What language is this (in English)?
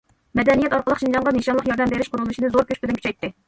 Uyghur